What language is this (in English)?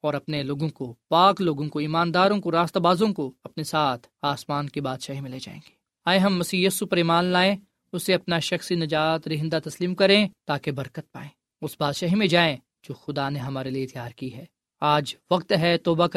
Urdu